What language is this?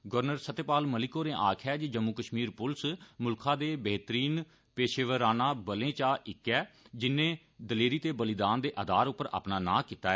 Dogri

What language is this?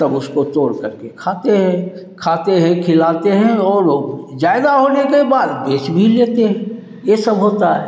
Hindi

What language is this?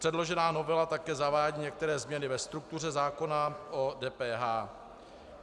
Czech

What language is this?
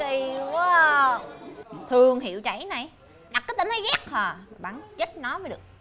Vietnamese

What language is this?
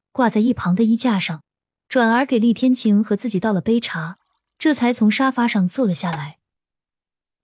Chinese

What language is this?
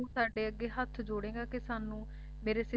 Punjabi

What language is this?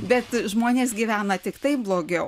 Lithuanian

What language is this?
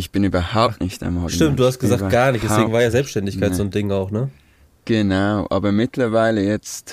German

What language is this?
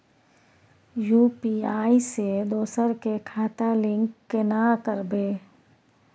Maithili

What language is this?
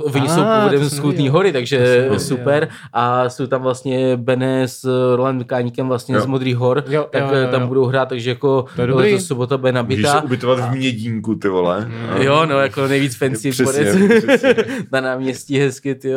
Czech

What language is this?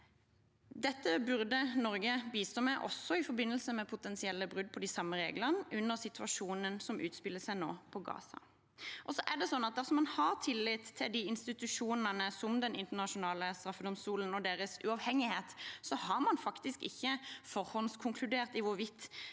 Norwegian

